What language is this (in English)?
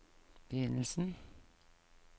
Norwegian